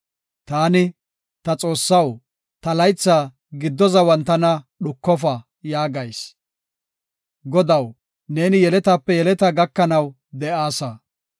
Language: Gofa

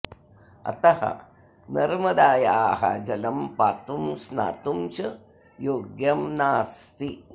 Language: Sanskrit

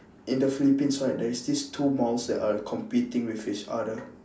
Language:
English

